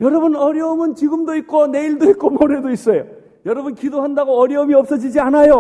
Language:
Korean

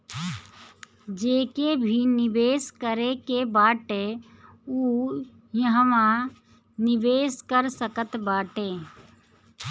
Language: Bhojpuri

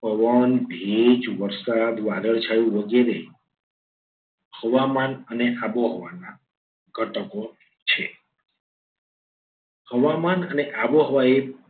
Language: Gujarati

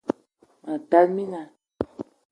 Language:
Eton (Cameroon)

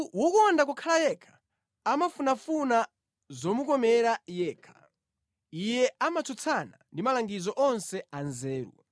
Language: Nyanja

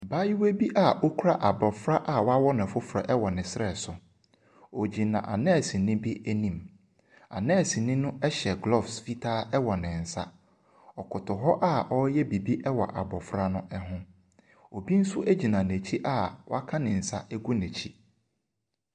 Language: Akan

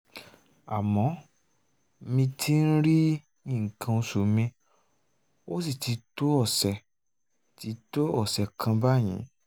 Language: Yoruba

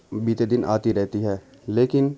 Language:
Urdu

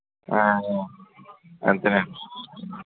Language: Telugu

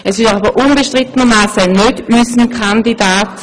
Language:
Swiss German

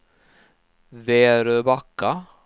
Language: Swedish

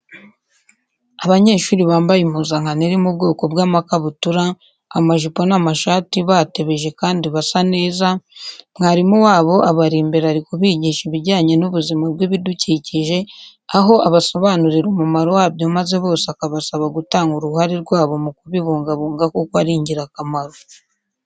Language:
Kinyarwanda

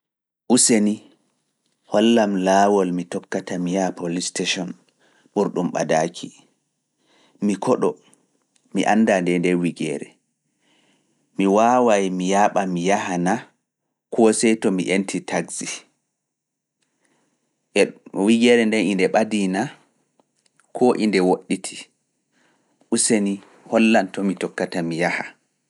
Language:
Fula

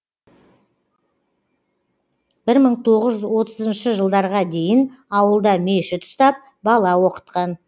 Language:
Kazakh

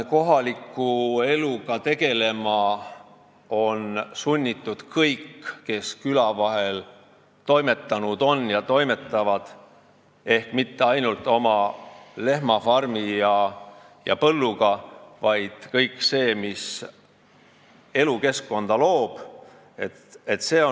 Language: Estonian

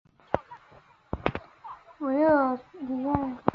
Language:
Chinese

